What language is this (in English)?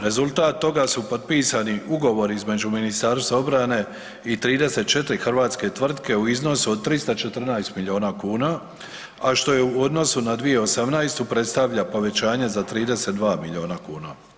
Croatian